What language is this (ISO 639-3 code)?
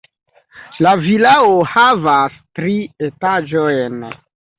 epo